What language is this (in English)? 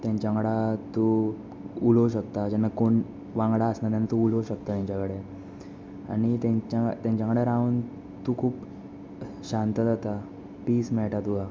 Konkani